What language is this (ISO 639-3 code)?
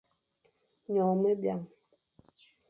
fan